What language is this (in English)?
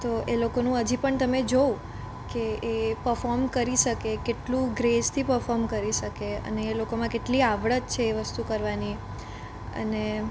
Gujarati